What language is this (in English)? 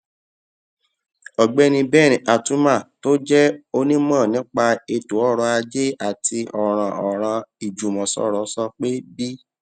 Yoruba